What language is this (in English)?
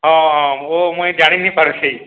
Odia